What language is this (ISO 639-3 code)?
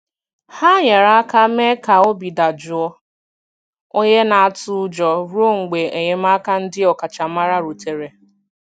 ibo